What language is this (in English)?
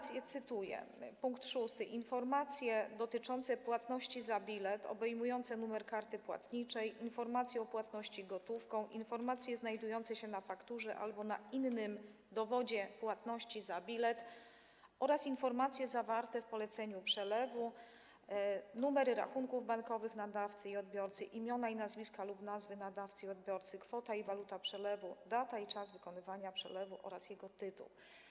Polish